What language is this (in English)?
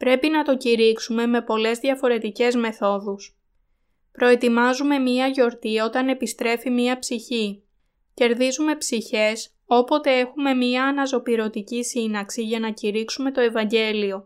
Greek